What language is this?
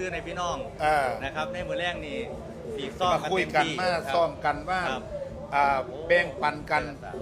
Thai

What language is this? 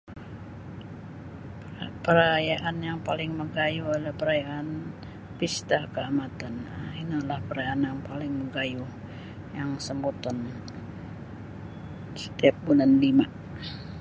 Sabah Bisaya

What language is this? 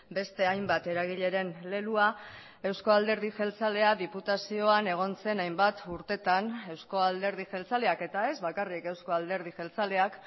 Basque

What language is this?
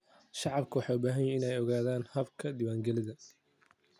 Somali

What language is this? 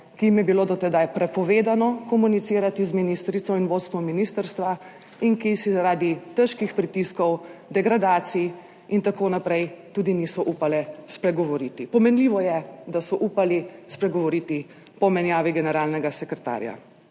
Slovenian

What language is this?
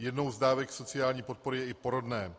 Czech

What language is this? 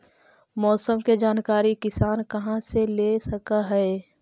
Magahi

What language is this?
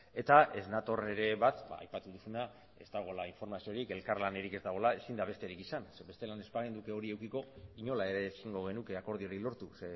Basque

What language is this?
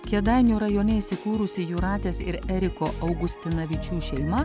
Lithuanian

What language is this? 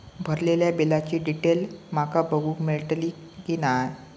Marathi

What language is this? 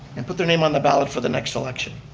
English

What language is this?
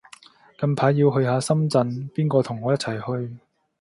Cantonese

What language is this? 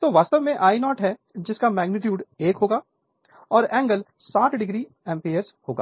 Hindi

